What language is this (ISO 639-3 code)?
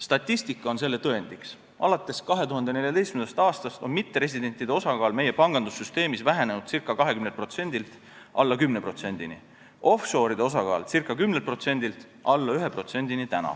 est